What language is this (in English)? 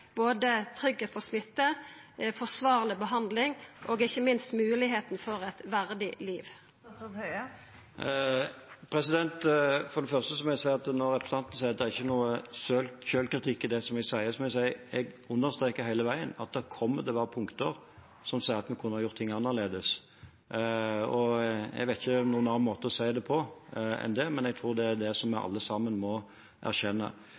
Norwegian